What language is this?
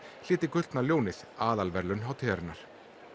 Icelandic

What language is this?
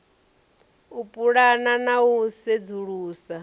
Venda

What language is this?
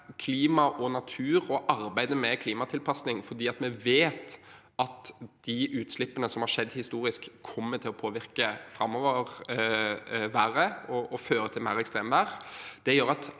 Norwegian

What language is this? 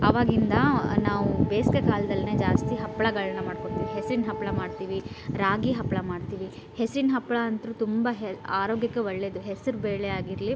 Kannada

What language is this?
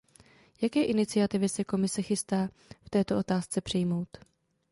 Czech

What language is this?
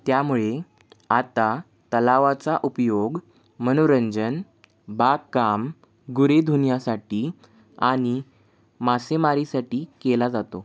Marathi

